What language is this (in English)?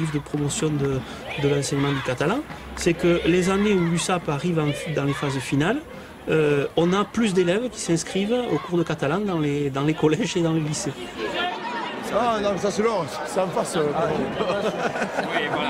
French